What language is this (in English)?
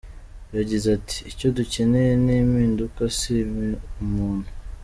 Kinyarwanda